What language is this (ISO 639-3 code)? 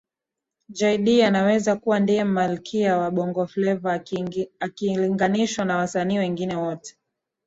swa